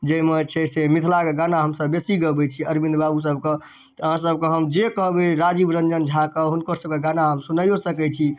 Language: Maithili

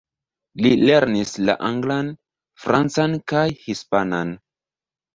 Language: Esperanto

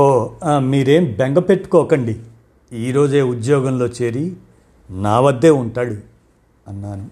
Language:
Telugu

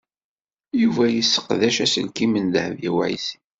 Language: Kabyle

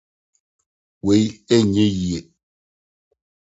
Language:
Akan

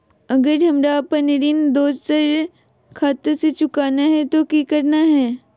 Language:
Magahi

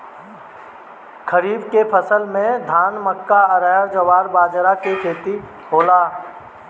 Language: Bhojpuri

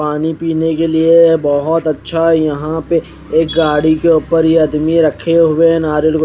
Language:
Hindi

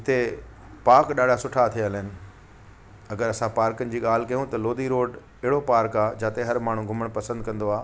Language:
Sindhi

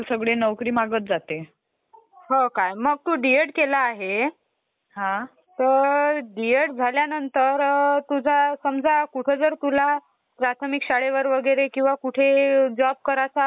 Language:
Marathi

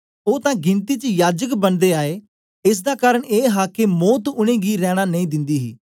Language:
Dogri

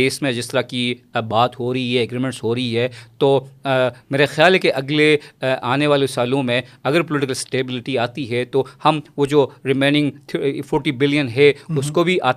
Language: Urdu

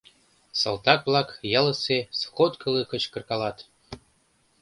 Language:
Mari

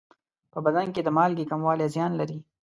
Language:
Pashto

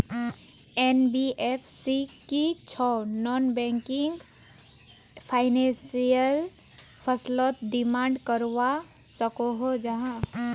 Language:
Magahi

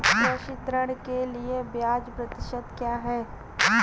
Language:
Hindi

